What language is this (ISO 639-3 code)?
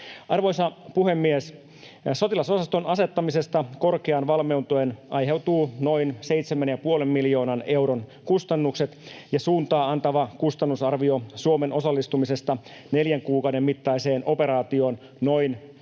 fin